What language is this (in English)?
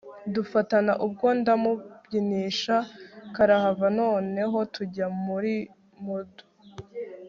Kinyarwanda